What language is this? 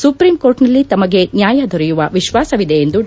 Kannada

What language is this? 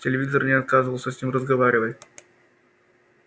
Russian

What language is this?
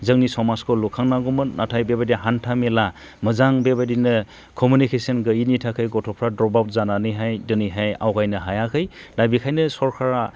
Bodo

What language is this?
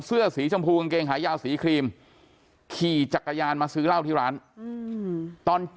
Thai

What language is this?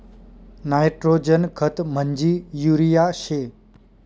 Marathi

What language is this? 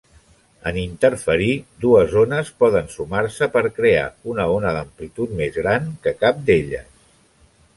Catalan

